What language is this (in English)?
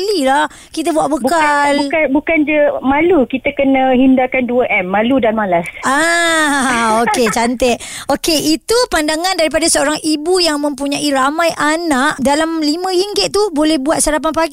Malay